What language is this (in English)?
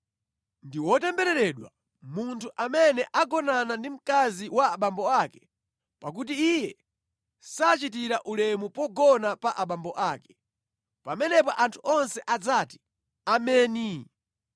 Nyanja